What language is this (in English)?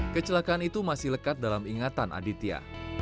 Indonesian